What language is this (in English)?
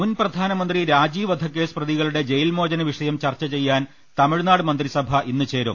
Malayalam